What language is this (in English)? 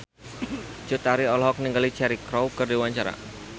Sundanese